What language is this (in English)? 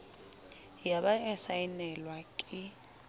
Southern Sotho